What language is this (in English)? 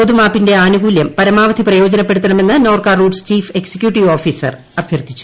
Malayalam